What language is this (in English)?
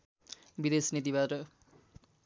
Nepali